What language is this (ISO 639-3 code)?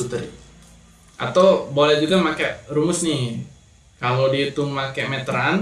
ind